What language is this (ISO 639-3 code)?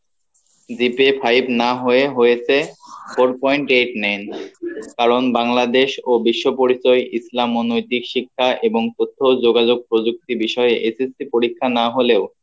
ben